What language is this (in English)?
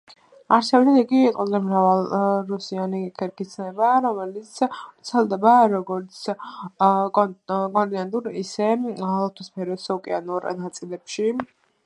Georgian